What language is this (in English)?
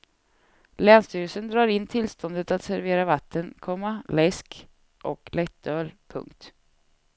Swedish